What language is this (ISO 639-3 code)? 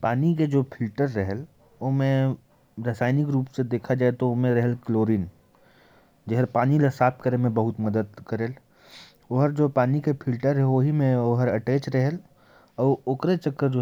kfp